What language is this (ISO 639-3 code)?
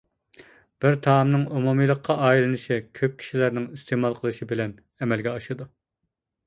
uig